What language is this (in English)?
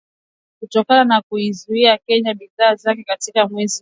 Swahili